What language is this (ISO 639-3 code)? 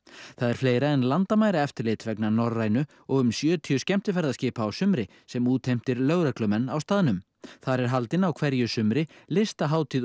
isl